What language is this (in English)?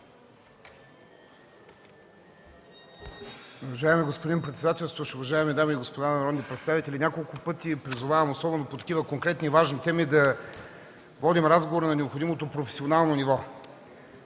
Bulgarian